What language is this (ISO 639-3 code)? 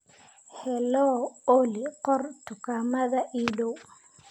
som